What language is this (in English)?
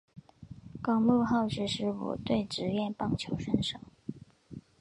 Chinese